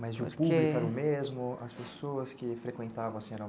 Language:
Portuguese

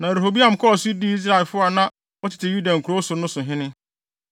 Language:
Akan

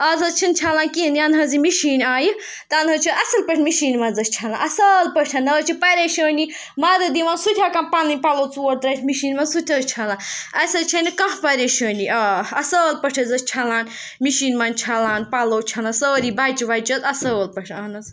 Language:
Kashmiri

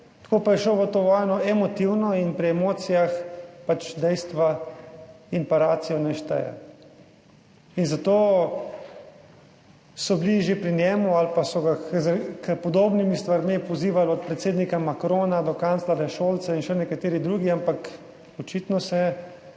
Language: Slovenian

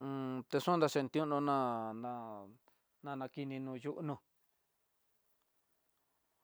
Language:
Tidaá Mixtec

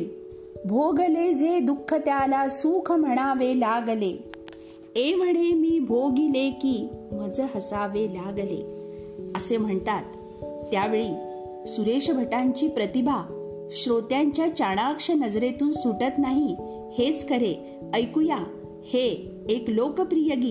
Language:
Marathi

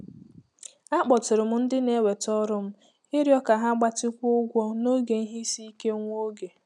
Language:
Igbo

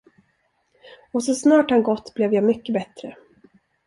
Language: Swedish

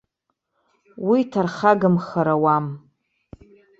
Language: Abkhazian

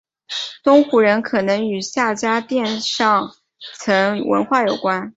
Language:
Chinese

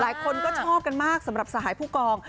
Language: Thai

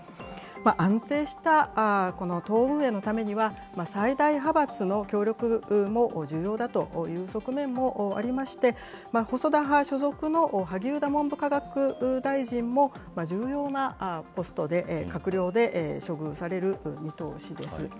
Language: Japanese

